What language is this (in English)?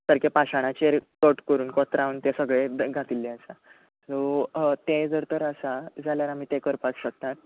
Konkani